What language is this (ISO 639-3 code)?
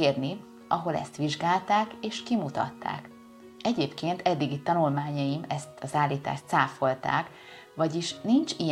hun